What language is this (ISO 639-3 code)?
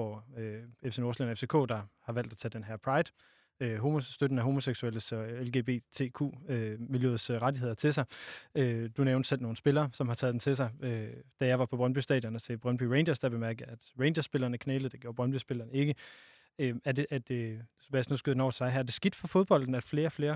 dan